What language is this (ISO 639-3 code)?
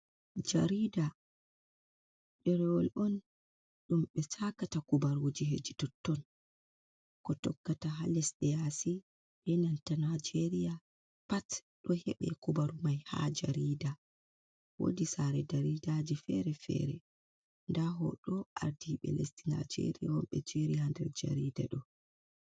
ful